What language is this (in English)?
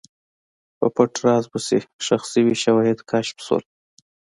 Pashto